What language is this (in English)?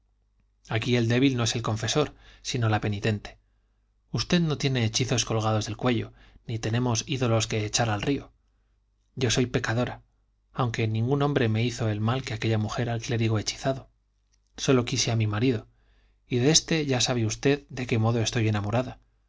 Spanish